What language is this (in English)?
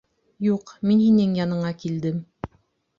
Bashkir